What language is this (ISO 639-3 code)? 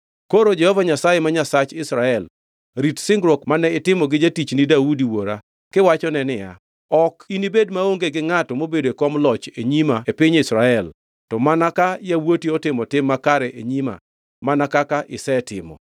luo